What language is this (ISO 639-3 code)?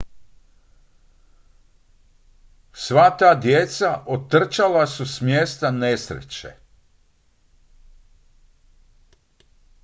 hrv